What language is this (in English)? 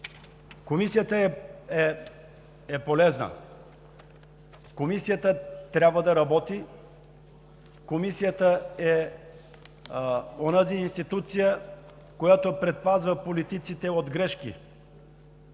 Bulgarian